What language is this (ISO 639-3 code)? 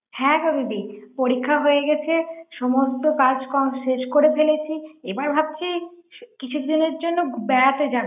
ben